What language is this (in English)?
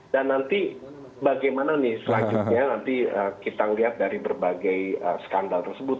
Indonesian